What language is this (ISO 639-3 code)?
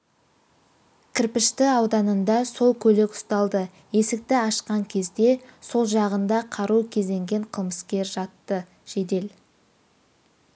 kaz